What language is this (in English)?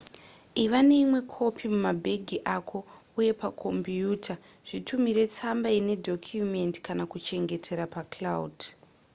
Shona